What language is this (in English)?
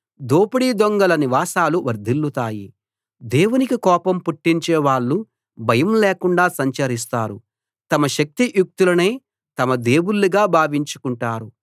Telugu